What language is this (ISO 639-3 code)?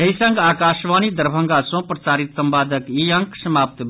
mai